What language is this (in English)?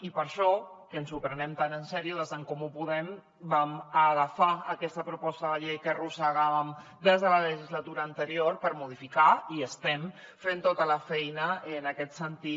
Catalan